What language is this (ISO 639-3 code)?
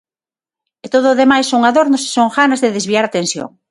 glg